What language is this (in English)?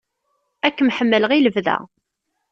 Kabyle